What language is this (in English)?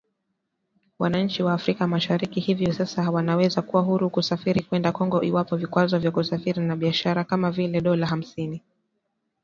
Swahili